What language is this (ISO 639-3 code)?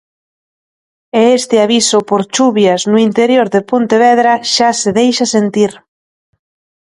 glg